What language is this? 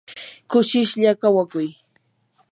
Yanahuanca Pasco Quechua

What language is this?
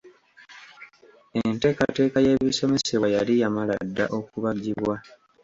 Ganda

